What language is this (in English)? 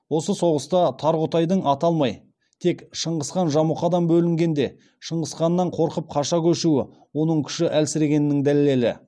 Kazakh